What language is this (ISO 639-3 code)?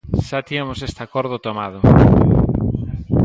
glg